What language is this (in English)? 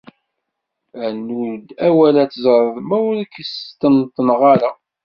Kabyle